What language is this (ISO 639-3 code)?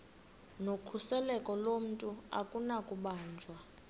xho